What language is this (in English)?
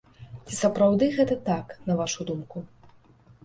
Belarusian